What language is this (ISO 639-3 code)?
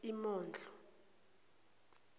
zul